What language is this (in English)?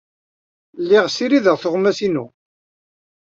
Kabyle